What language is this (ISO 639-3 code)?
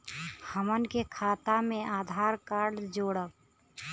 bho